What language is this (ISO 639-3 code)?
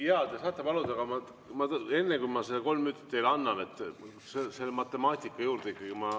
est